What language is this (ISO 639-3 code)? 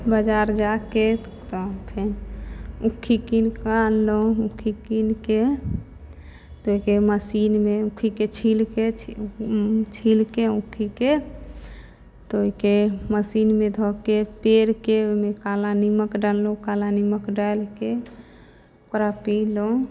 mai